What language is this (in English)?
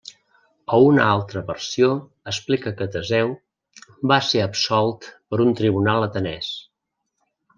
Catalan